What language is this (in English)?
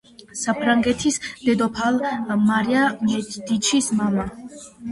Georgian